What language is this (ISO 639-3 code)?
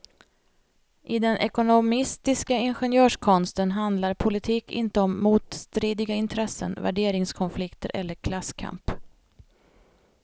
swe